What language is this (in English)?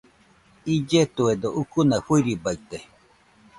Nüpode Huitoto